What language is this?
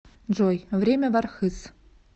Russian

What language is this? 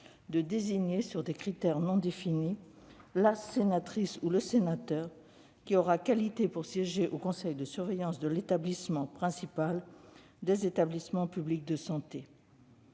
French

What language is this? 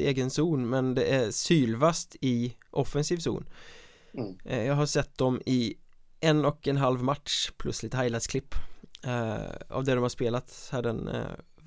Swedish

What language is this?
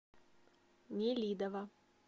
Russian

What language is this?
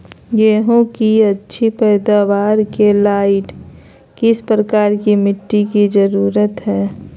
Magahi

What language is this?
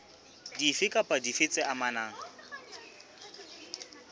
Southern Sotho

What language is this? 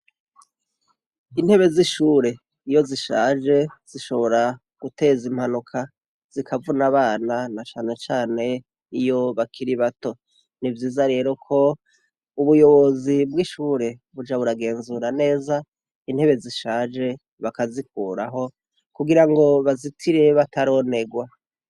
Rundi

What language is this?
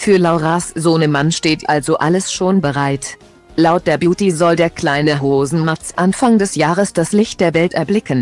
German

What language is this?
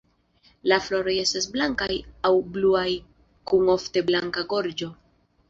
Esperanto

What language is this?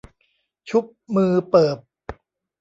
Thai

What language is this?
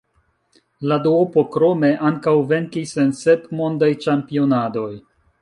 Esperanto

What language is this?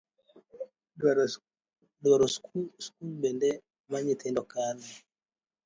Luo (Kenya and Tanzania)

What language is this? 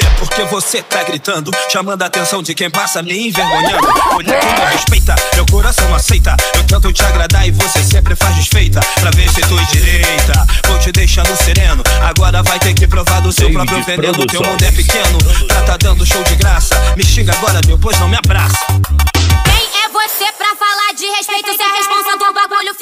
Portuguese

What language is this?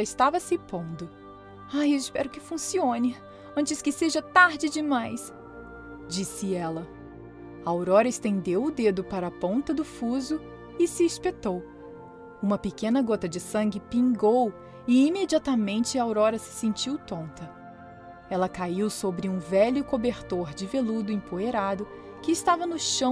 Portuguese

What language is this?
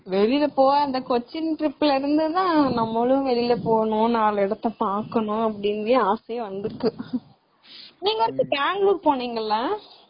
Tamil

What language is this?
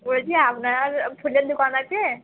Bangla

